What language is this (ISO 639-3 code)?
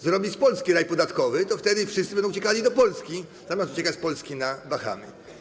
pol